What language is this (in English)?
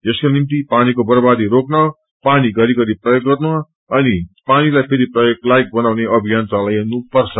Nepali